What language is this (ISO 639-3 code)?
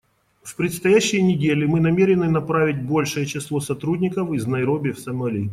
rus